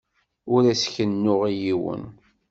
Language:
Kabyle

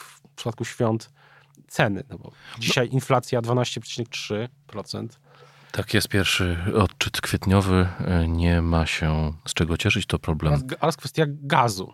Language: Polish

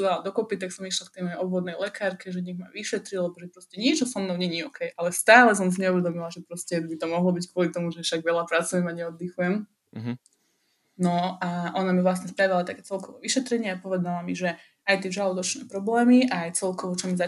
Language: Slovak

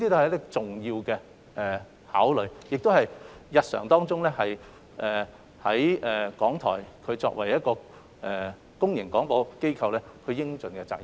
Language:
Cantonese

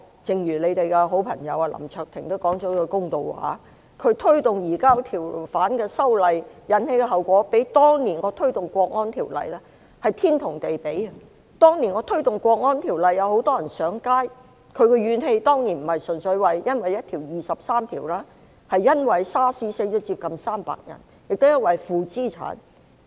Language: Cantonese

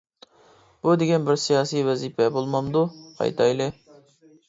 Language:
Uyghur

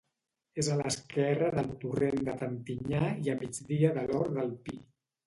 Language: Catalan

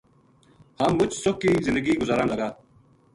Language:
Gujari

